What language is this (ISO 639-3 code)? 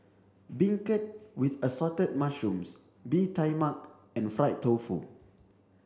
eng